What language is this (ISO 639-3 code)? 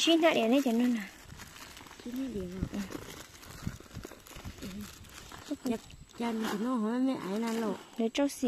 vie